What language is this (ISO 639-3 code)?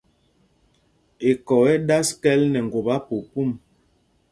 mgg